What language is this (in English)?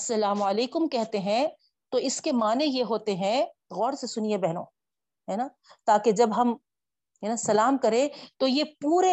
Urdu